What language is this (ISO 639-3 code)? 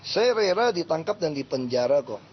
ind